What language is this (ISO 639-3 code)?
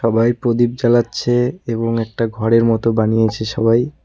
ben